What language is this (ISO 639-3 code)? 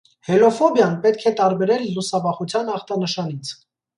hye